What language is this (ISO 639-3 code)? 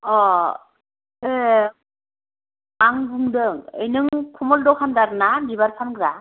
brx